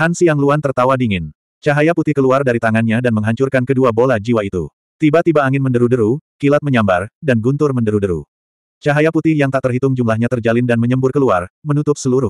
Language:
Indonesian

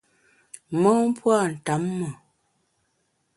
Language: Bamun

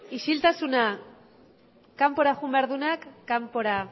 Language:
Basque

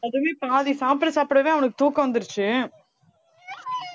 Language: Tamil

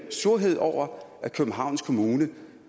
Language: Danish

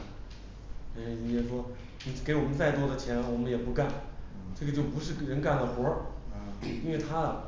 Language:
Chinese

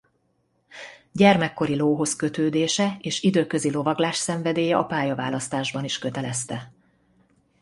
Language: Hungarian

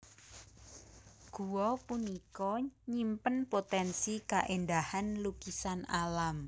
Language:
Javanese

